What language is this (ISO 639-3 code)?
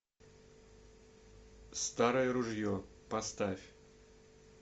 rus